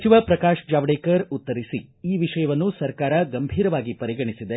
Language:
Kannada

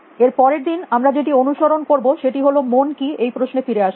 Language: Bangla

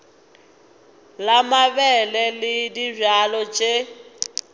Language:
Northern Sotho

